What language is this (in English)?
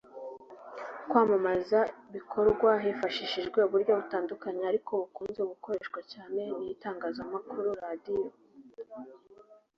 Kinyarwanda